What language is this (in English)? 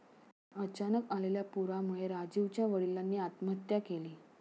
Marathi